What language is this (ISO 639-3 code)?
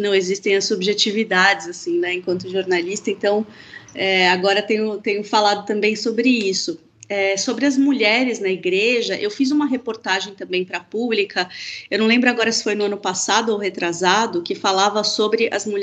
por